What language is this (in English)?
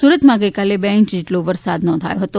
Gujarati